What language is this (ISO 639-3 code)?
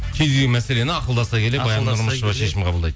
kaz